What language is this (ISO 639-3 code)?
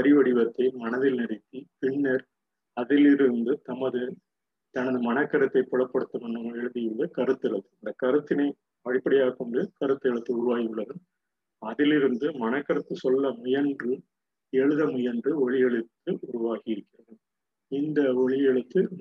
tam